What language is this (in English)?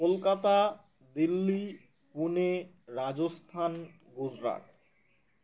Bangla